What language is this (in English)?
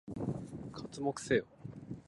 Japanese